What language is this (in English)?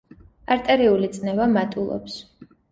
Georgian